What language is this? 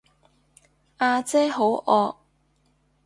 Cantonese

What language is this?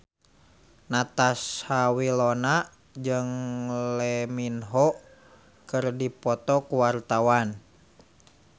Sundanese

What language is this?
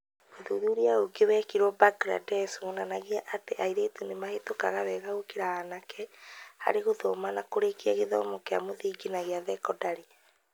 Kikuyu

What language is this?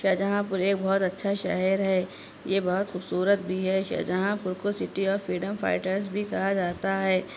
Urdu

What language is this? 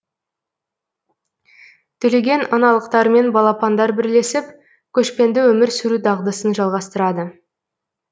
Kazakh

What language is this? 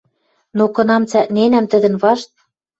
Western Mari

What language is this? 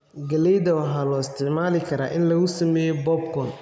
Somali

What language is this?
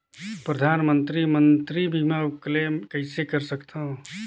Chhattisgarhi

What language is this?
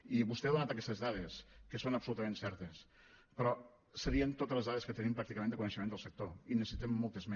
Catalan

